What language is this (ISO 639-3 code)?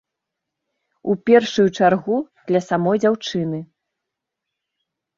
bel